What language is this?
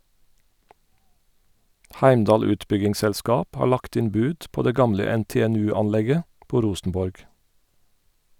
Norwegian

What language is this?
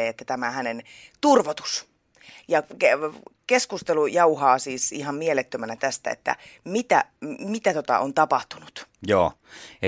Finnish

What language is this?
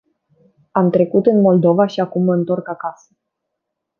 Romanian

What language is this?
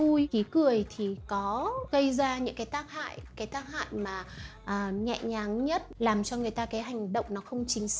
Vietnamese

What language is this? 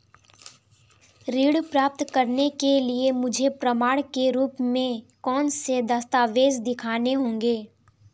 Hindi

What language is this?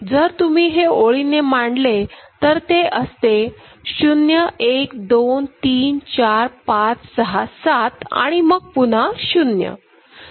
Marathi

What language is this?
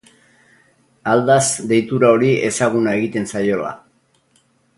Basque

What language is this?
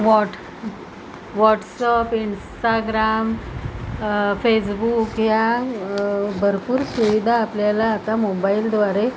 Marathi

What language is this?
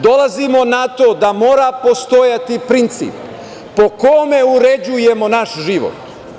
Serbian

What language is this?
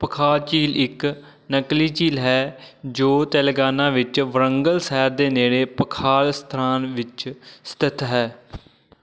Punjabi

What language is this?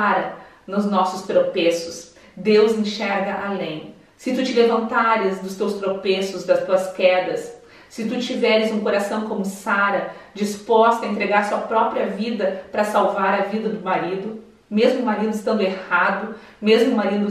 Portuguese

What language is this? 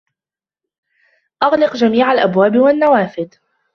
Arabic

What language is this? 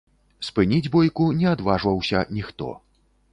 Belarusian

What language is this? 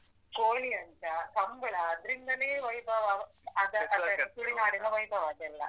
Kannada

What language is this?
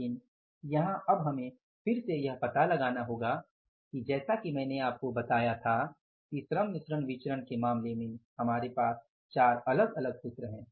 Hindi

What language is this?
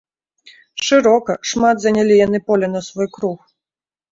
Belarusian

